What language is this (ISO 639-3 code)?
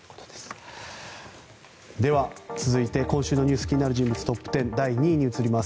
jpn